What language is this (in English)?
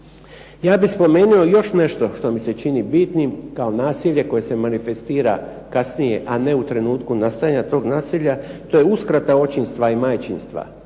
Croatian